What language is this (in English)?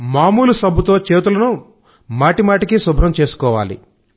Telugu